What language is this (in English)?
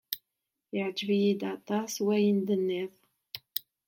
Kabyle